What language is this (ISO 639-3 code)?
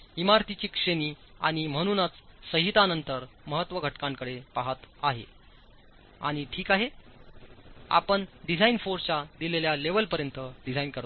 mar